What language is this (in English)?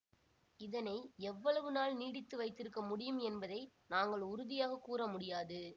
Tamil